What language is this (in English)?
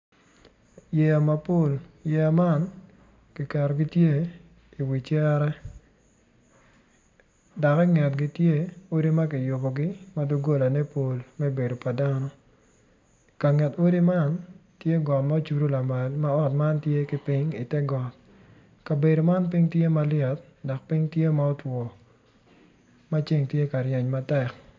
Acoli